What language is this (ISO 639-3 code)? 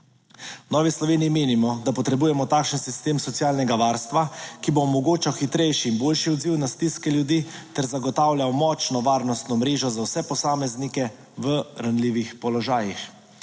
slv